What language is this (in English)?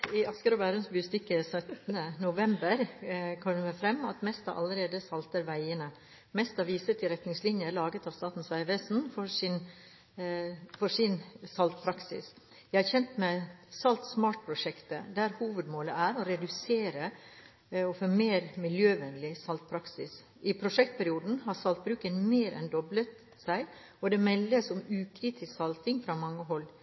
Norwegian